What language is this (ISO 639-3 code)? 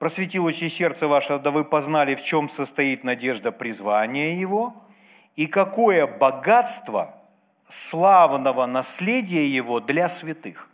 rus